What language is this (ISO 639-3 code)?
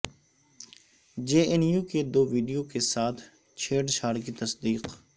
urd